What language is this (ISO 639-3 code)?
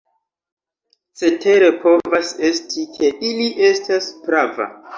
epo